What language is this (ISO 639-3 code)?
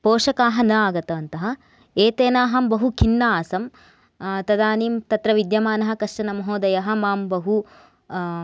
san